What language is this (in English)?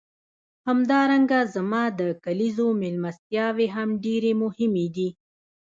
Pashto